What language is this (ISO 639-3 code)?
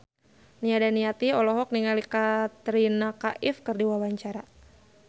sun